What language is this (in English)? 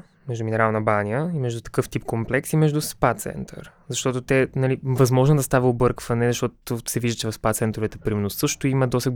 Bulgarian